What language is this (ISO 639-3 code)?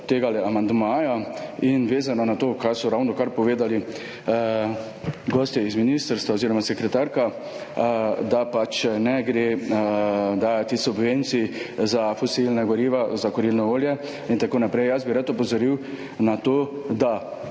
slv